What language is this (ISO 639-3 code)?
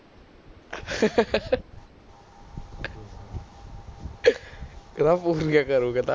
pan